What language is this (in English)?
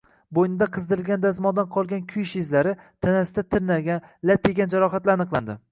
Uzbek